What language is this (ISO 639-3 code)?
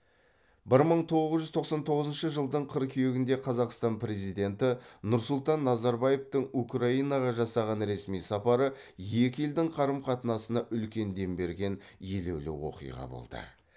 kaz